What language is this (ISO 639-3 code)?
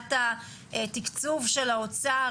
heb